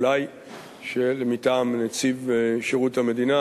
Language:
Hebrew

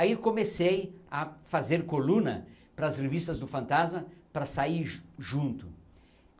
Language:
Portuguese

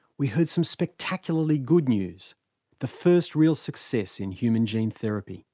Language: English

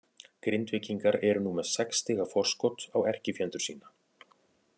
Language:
Icelandic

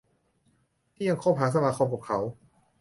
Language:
Thai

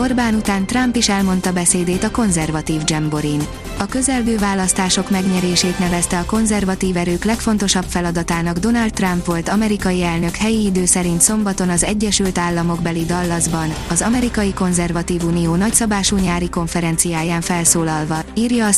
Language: Hungarian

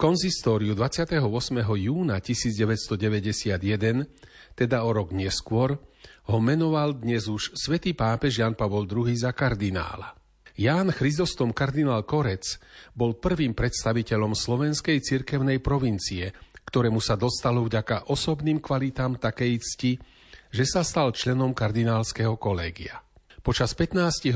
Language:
Slovak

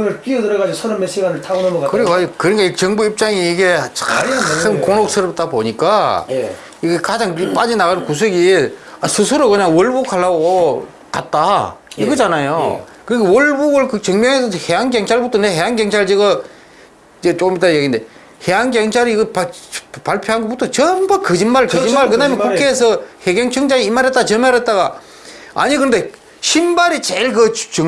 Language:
Korean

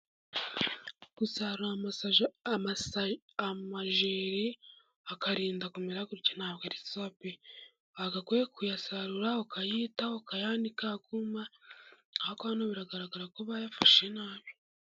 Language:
Kinyarwanda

